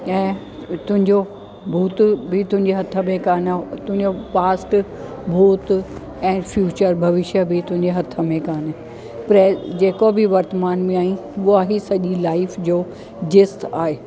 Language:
Sindhi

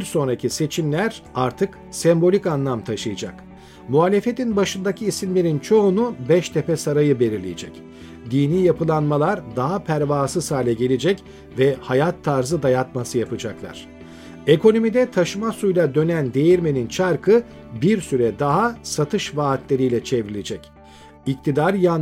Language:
Turkish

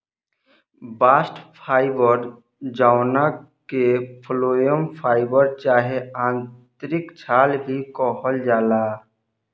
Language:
Bhojpuri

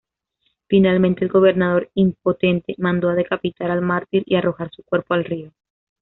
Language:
Spanish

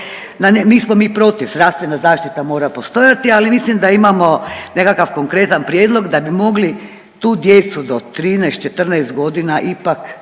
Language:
Croatian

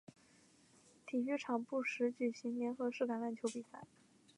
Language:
Chinese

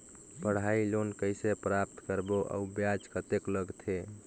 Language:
Chhattisgarhi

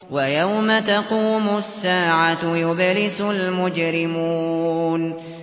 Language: Arabic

